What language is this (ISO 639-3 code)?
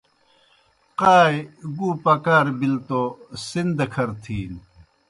plk